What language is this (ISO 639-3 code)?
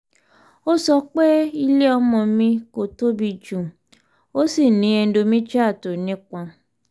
yor